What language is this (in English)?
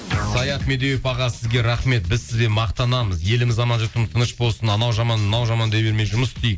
Kazakh